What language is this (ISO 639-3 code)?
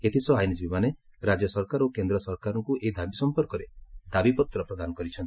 ori